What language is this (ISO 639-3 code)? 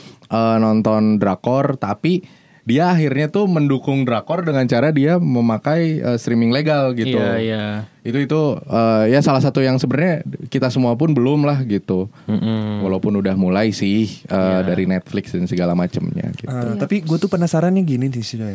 ind